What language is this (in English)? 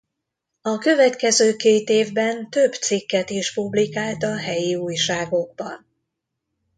Hungarian